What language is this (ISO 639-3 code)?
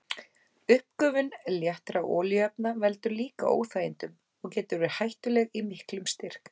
isl